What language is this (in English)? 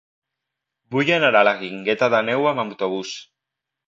Catalan